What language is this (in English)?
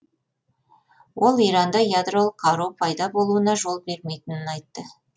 Kazakh